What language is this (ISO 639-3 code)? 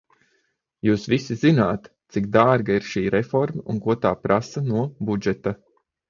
lav